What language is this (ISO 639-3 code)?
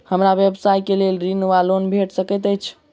mai